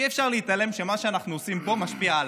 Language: Hebrew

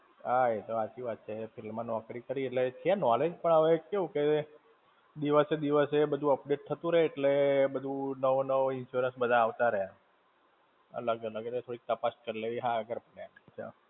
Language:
Gujarati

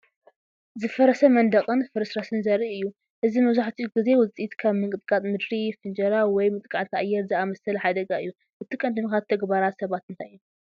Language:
Tigrinya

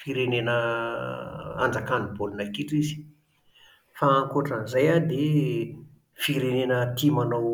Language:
Malagasy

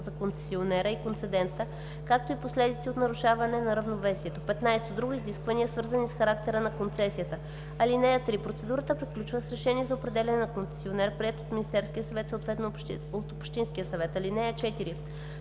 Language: Bulgarian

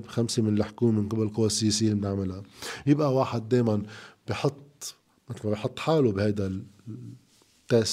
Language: Arabic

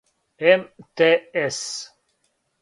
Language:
Serbian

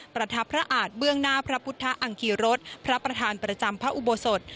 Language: Thai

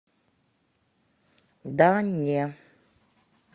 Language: Russian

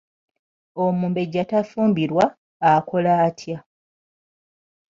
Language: Ganda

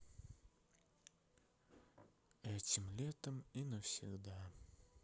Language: Russian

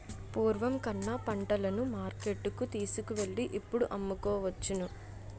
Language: Telugu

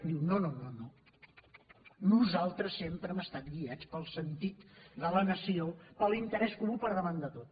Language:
Catalan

